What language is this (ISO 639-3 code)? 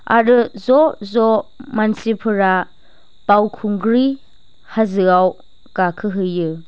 brx